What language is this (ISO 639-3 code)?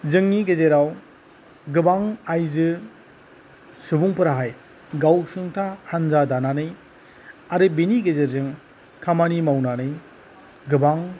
brx